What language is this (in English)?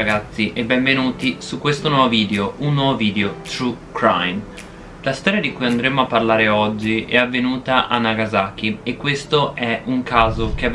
Italian